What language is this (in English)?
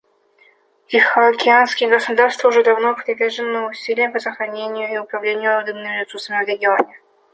Russian